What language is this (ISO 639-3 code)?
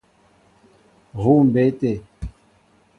mbo